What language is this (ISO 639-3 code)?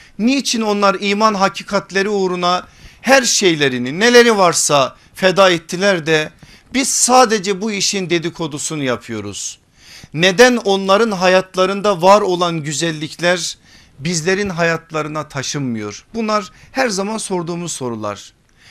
tur